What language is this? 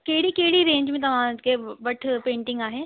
Sindhi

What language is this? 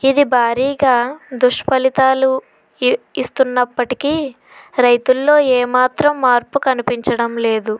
Telugu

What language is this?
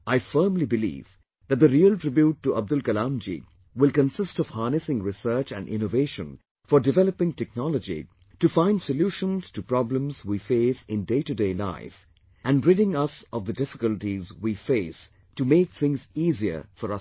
English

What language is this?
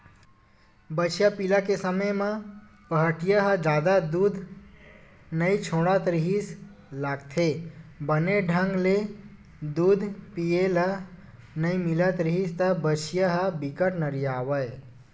Chhattisgarhi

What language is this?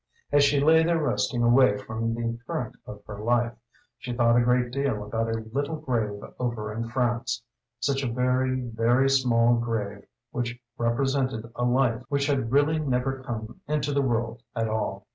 English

